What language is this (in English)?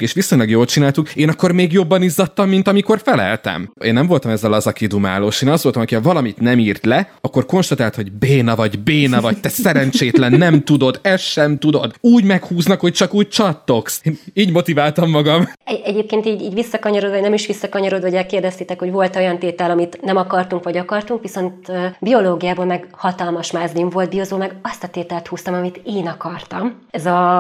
Hungarian